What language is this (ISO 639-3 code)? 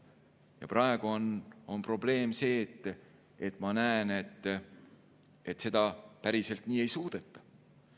est